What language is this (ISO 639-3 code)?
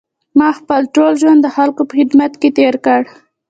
pus